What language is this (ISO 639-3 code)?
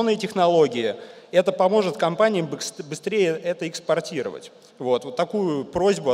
rus